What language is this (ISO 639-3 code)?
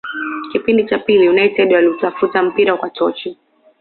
swa